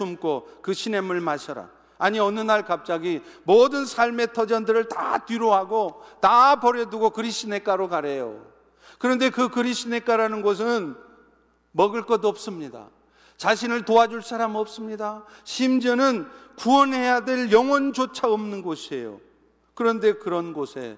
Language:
Korean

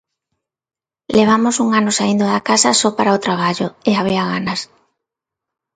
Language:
Galician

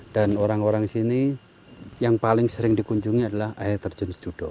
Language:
Indonesian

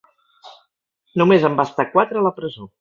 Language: Catalan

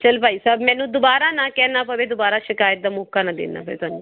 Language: Punjabi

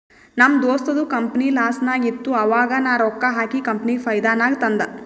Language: Kannada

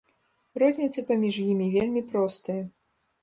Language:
Belarusian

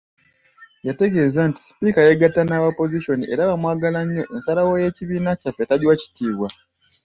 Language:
Ganda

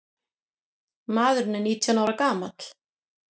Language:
Icelandic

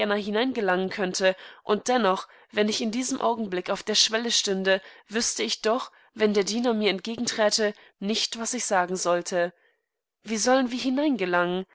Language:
German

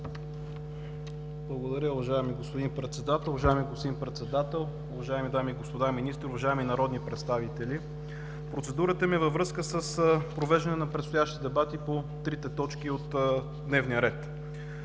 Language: Bulgarian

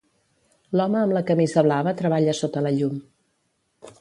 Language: Catalan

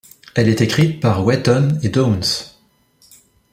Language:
French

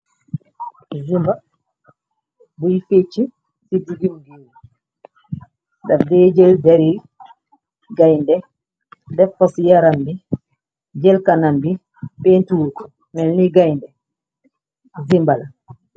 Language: Wolof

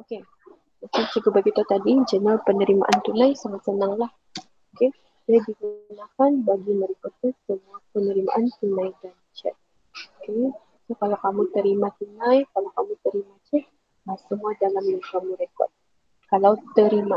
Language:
Malay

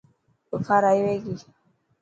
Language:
Dhatki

